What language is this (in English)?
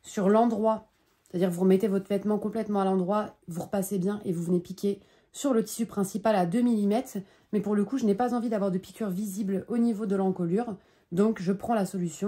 French